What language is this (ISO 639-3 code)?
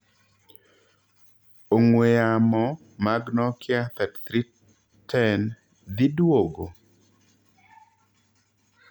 luo